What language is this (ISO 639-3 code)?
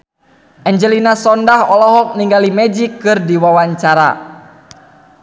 sun